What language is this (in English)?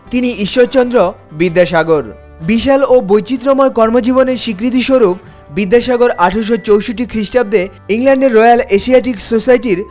Bangla